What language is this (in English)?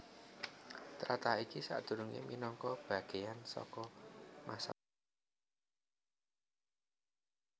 Javanese